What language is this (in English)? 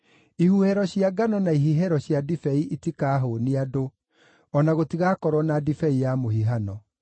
Kikuyu